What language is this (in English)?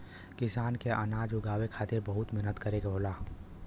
Bhojpuri